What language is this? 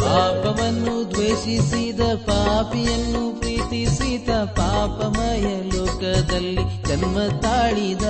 Kannada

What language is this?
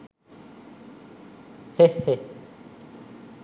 Sinhala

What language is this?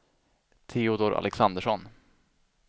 Swedish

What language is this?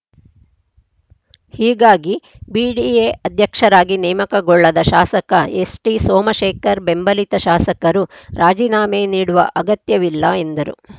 Kannada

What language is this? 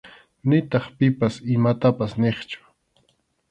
Arequipa-La Unión Quechua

